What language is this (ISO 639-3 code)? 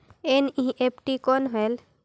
hne